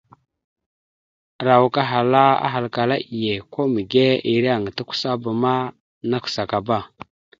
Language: Mada (Cameroon)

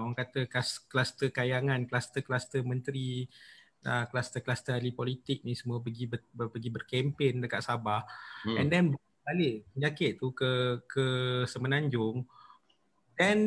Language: Malay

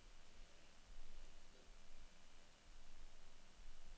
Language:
Danish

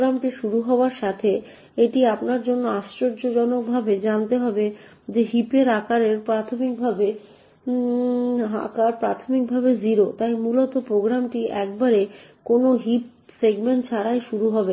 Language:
Bangla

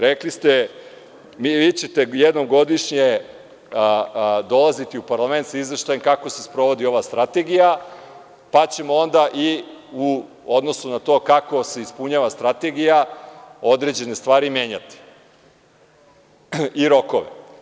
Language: Serbian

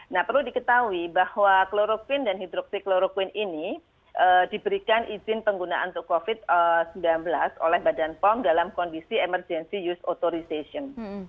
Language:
Indonesian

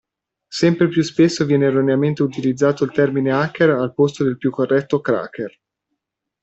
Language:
Italian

